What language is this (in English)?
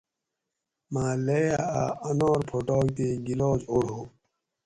Gawri